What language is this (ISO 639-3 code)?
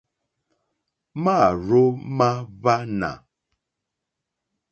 bri